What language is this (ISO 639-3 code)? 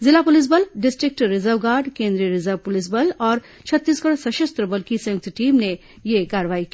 hin